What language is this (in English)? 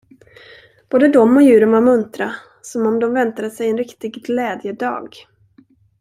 Swedish